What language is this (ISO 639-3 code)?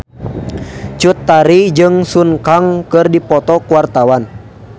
sun